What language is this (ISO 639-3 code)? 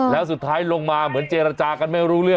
tha